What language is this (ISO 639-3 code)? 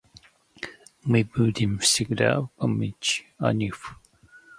rus